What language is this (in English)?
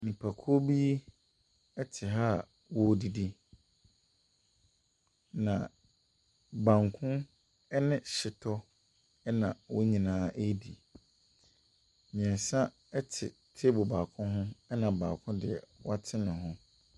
Akan